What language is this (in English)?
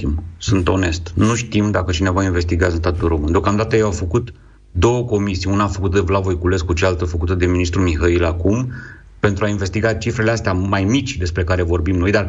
Romanian